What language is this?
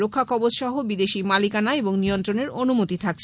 Bangla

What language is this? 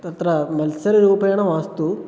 Sanskrit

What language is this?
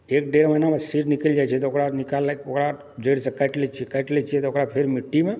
Maithili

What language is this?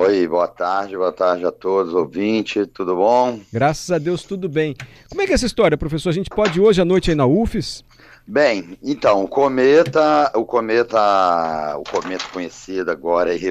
Portuguese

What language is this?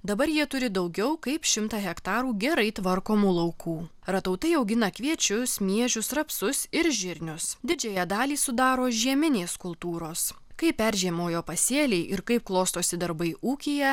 Lithuanian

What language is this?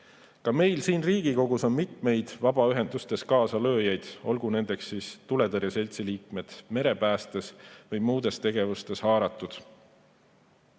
Estonian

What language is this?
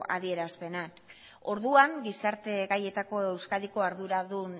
Basque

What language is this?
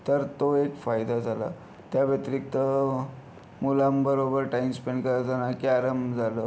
Marathi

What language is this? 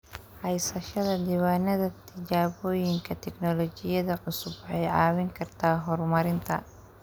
Somali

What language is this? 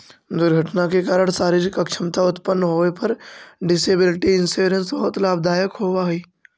Magahi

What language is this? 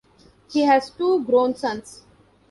English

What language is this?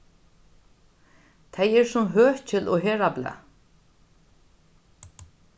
Faroese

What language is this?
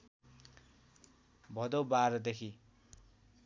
Nepali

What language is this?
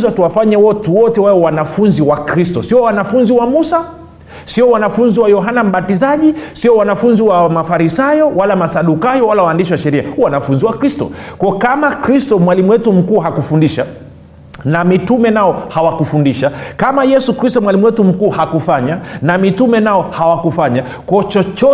Swahili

